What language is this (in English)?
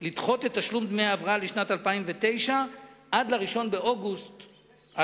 Hebrew